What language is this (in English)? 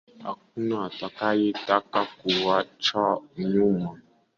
Swahili